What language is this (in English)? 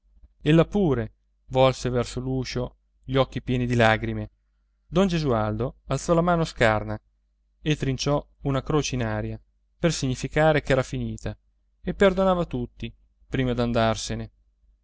Italian